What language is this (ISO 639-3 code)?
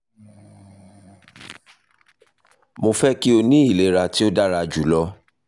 yor